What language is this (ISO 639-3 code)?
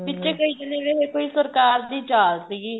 pan